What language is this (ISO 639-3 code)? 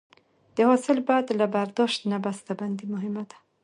pus